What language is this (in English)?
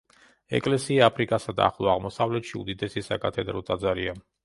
Georgian